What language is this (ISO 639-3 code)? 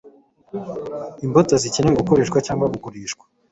kin